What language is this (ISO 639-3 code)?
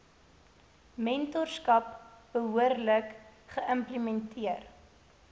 afr